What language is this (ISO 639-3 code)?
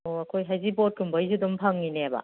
mni